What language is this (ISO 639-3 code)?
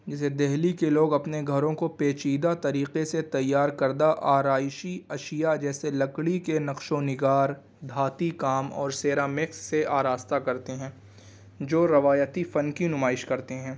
urd